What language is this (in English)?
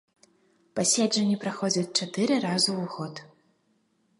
Belarusian